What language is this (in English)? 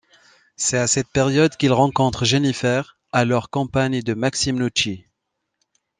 French